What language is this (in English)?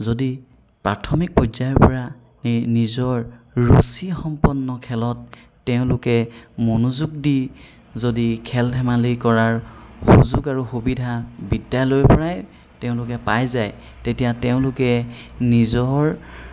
Assamese